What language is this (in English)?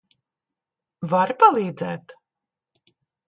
Latvian